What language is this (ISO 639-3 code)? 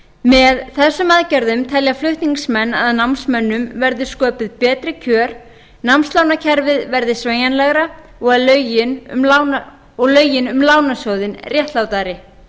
isl